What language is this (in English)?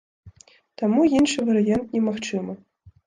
Belarusian